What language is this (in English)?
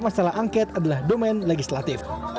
Indonesian